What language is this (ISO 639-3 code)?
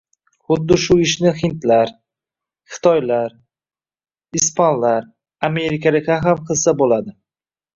uzb